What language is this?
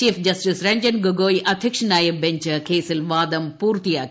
Malayalam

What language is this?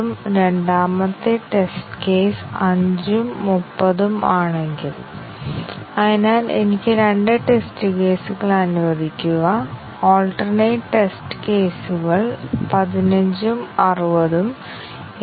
Malayalam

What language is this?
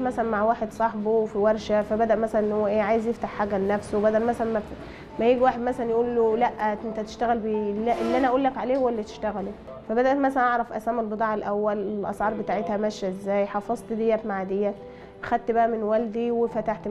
Arabic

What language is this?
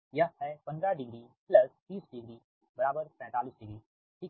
Hindi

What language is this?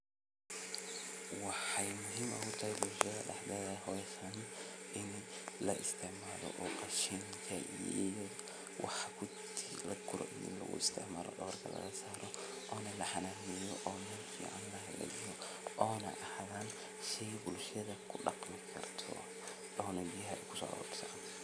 Somali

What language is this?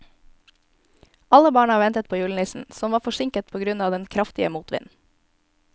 Norwegian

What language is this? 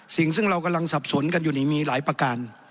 Thai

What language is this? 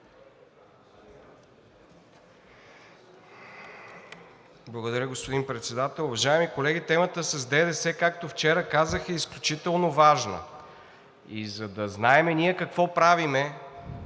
Bulgarian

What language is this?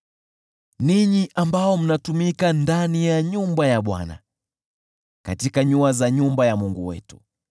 Swahili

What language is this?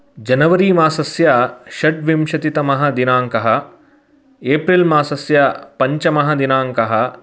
Sanskrit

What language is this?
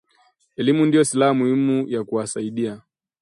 Swahili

